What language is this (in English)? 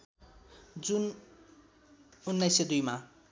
Nepali